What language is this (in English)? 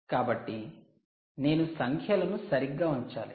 Telugu